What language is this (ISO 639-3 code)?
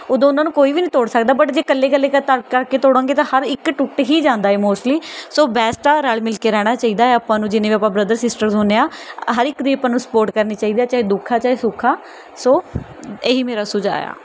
pan